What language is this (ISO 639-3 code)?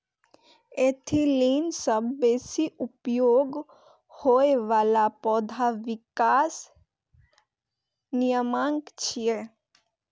mai